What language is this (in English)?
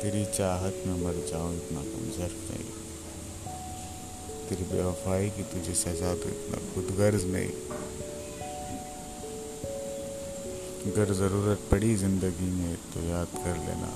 Hindi